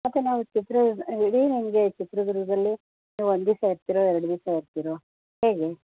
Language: Kannada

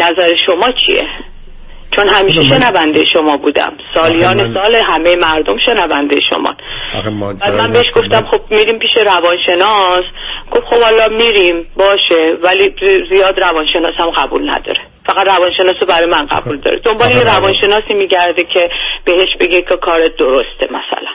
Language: Persian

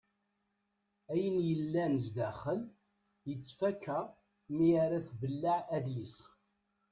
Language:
Kabyle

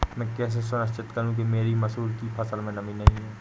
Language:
Hindi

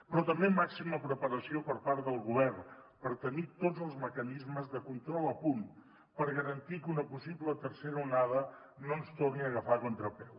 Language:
Catalan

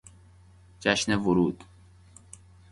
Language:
Persian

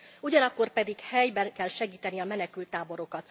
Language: Hungarian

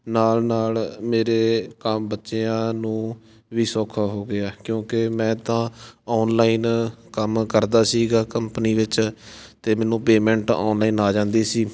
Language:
Punjabi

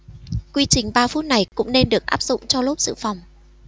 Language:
Vietnamese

